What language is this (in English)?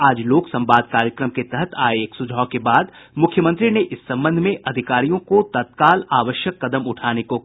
Hindi